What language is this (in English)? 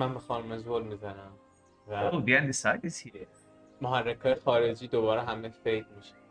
Persian